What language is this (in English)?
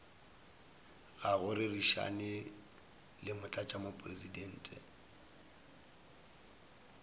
Northern Sotho